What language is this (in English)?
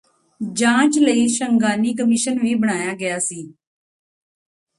Punjabi